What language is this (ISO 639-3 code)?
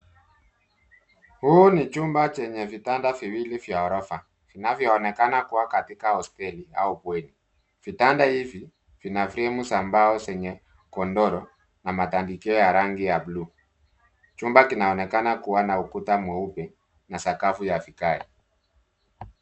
swa